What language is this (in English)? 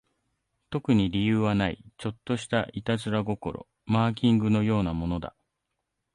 Japanese